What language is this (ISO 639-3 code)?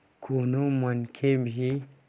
hne